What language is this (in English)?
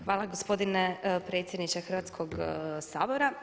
Croatian